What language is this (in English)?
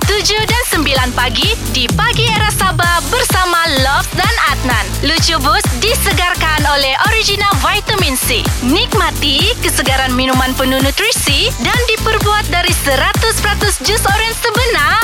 Malay